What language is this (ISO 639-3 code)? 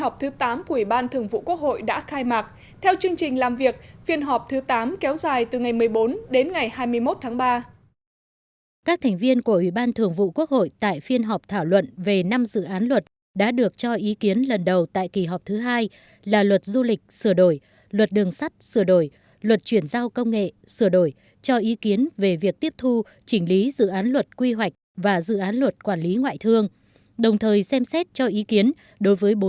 vie